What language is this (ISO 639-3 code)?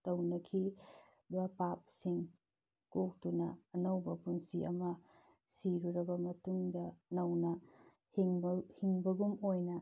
mni